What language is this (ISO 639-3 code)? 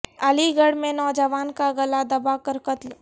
urd